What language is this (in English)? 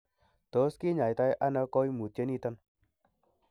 Kalenjin